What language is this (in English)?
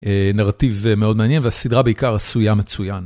Hebrew